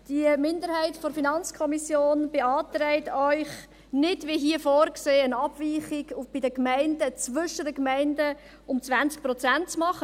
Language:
Swiss German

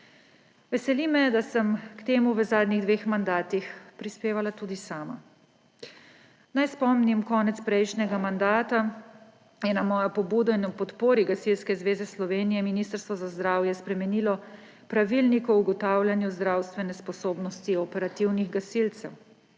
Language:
Slovenian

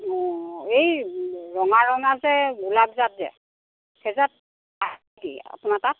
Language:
Assamese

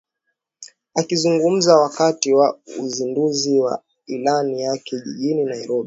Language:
Swahili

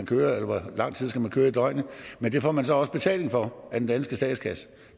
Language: Danish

